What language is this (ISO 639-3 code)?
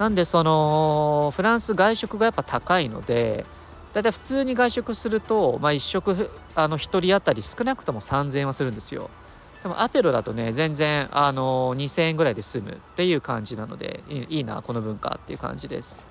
jpn